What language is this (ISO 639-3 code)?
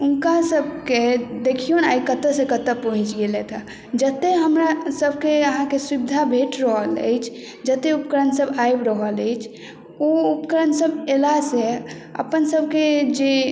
mai